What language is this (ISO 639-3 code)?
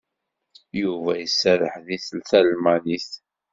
kab